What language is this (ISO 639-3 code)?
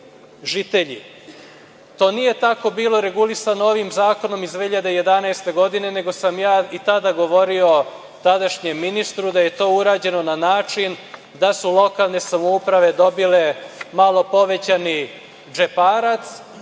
srp